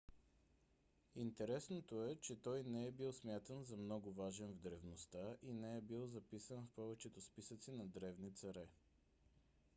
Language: Bulgarian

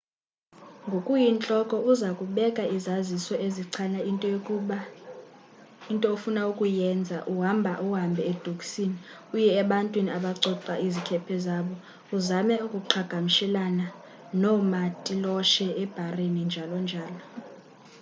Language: Xhosa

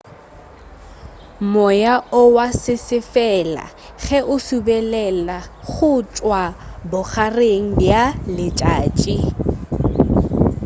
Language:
Northern Sotho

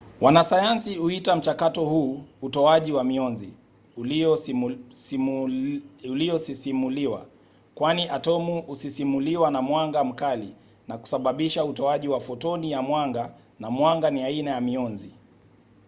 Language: Swahili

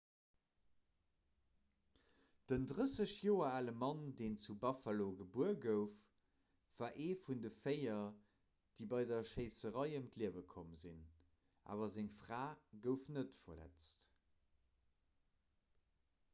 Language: Luxembourgish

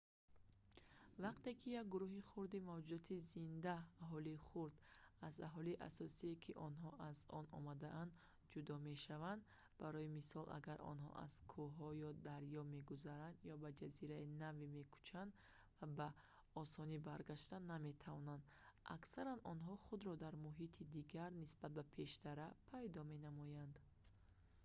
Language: Tajik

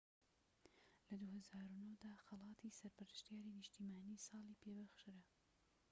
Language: Central Kurdish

